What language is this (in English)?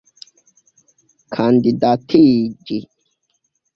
Esperanto